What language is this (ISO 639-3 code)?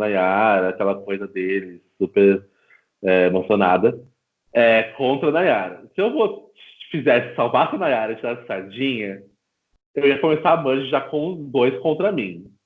por